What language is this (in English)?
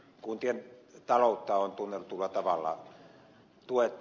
Finnish